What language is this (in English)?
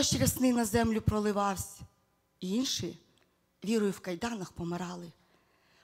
Ukrainian